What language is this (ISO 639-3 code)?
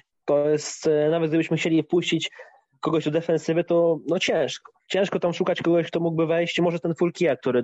pol